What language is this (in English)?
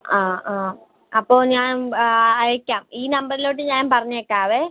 Malayalam